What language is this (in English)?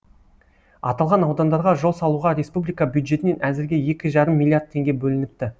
Kazakh